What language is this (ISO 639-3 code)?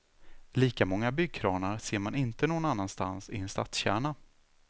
swe